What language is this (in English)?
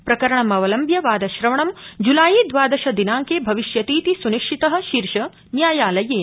Sanskrit